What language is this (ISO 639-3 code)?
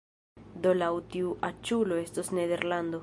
epo